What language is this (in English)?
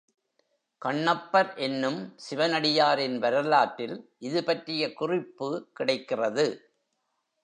Tamil